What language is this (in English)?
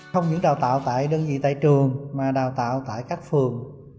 Vietnamese